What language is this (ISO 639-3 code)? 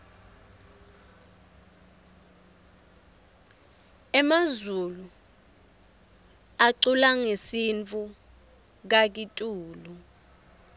ssw